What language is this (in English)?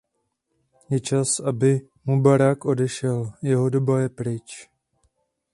Czech